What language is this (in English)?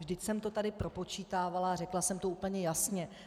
Czech